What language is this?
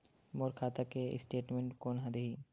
Chhattisgarhi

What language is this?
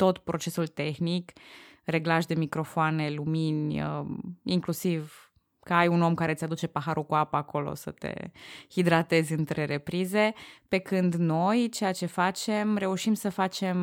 Romanian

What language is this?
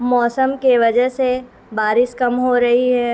Urdu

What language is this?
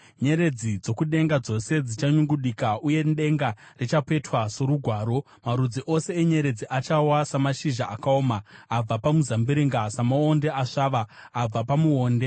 Shona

